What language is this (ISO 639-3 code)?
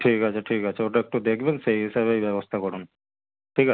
ben